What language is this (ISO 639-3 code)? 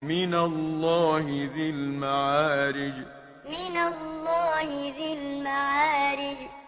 ara